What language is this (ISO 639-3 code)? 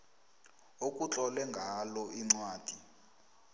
nbl